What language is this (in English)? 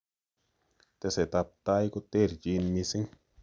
Kalenjin